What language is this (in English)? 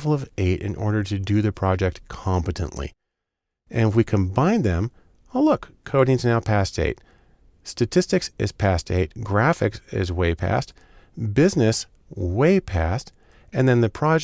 English